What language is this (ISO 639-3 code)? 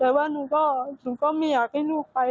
tha